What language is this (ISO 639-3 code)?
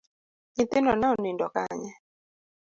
luo